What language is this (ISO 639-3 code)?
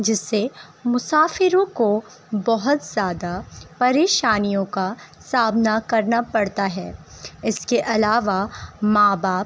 urd